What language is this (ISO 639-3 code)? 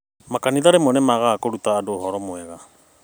kik